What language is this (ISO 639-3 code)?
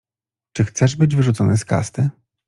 pol